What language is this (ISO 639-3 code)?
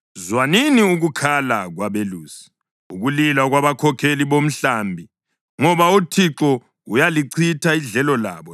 nde